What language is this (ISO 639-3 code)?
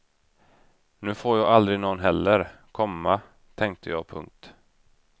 swe